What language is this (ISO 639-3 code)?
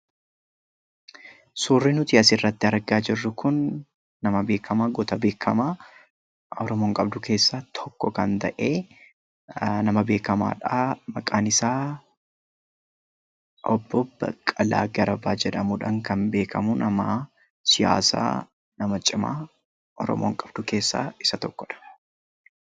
orm